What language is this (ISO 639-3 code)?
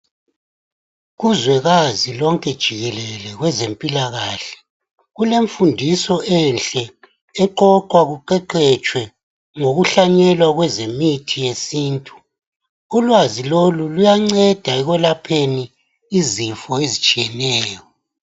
nde